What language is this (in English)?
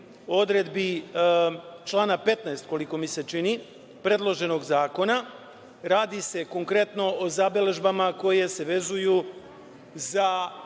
Serbian